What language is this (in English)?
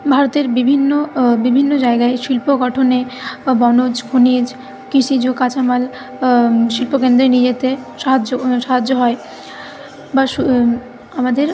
Bangla